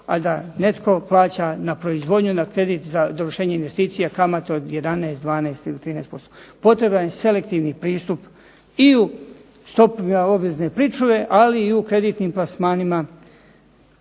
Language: Croatian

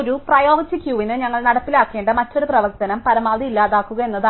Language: Malayalam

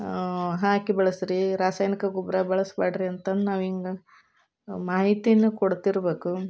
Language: Kannada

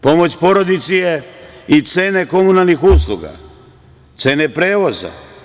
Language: Serbian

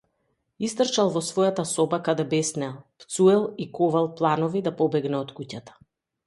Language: Macedonian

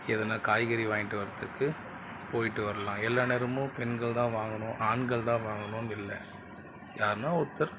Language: Tamil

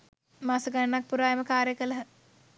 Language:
Sinhala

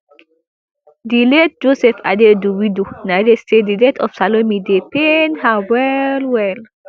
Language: Nigerian Pidgin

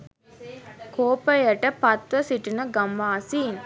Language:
Sinhala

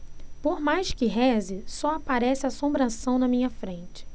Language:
Portuguese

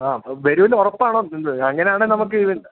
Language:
Malayalam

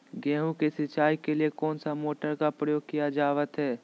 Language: Magahi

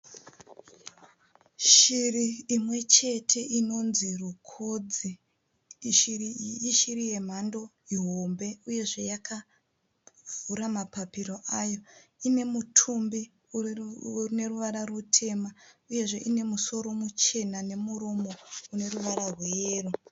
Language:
Shona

